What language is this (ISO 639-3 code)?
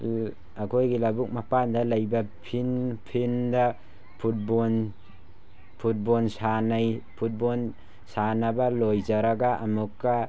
mni